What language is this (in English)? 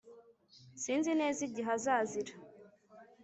Kinyarwanda